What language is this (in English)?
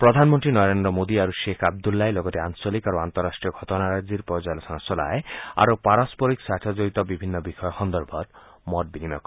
Assamese